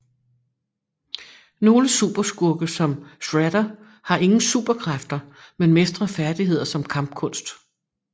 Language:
Danish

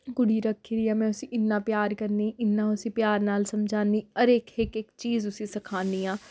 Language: Dogri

